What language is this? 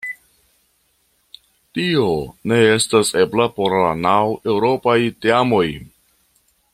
Esperanto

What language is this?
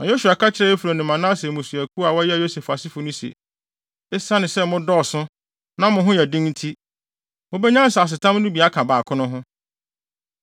Akan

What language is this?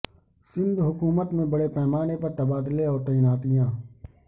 Urdu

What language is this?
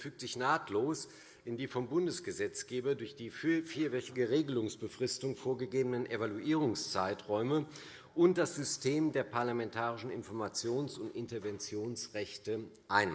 German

